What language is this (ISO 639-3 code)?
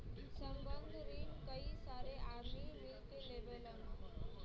bho